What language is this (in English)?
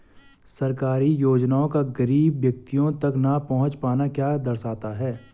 Hindi